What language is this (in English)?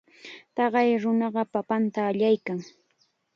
Chiquián Ancash Quechua